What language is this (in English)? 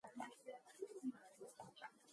Mongolian